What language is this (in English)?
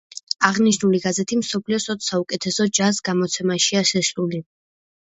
Georgian